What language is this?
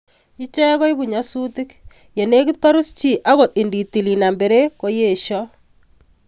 Kalenjin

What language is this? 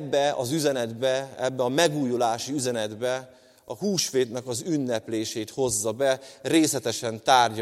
Hungarian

